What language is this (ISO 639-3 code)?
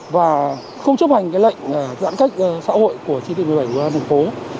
vie